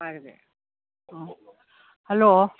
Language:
Manipuri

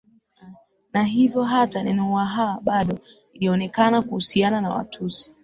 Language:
Swahili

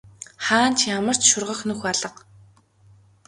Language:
Mongolian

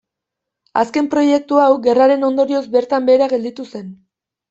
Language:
Basque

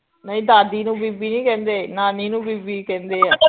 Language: Punjabi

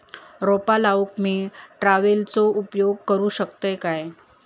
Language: Marathi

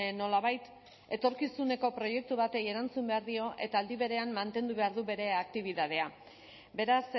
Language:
Basque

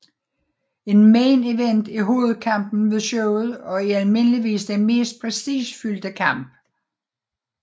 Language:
Danish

